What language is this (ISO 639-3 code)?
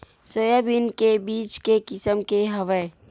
hne